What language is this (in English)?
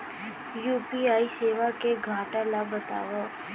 Chhattisgarhi